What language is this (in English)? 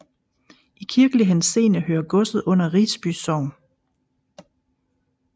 Danish